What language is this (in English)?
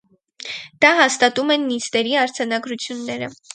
Armenian